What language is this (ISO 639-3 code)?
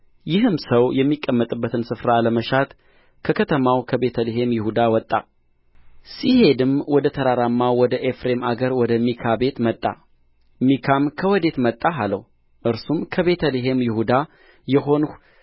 amh